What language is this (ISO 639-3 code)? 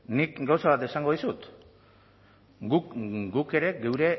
eus